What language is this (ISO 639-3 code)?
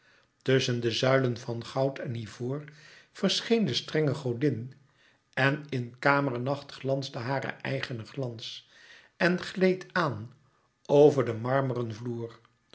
nld